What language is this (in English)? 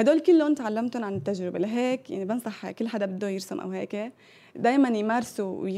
Arabic